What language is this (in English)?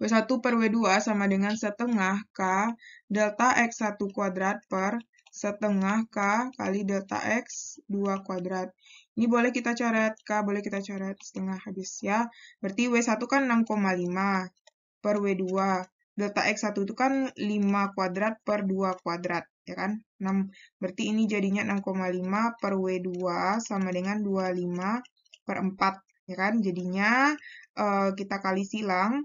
Indonesian